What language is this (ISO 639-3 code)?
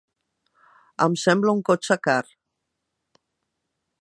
cat